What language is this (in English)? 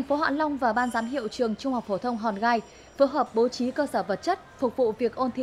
Vietnamese